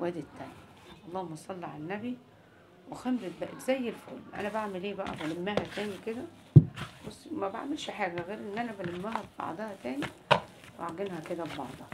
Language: Arabic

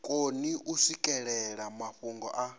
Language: Venda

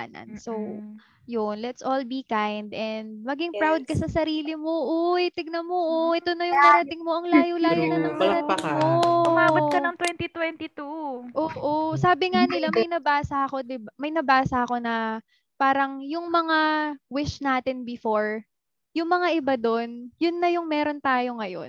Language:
Filipino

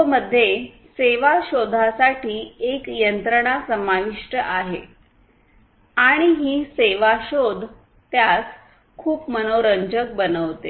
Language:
Marathi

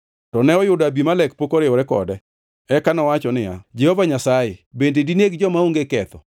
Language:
Luo (Kenya and Tanzania)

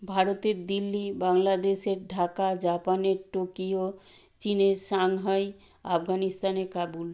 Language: Bangla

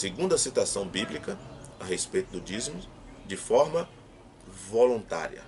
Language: Portuguese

